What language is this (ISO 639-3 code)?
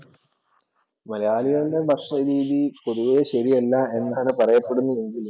mal